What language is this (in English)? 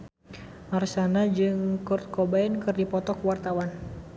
Sundanese